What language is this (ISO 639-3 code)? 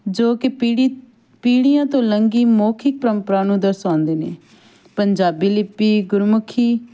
pan